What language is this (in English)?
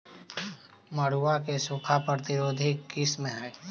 Magahi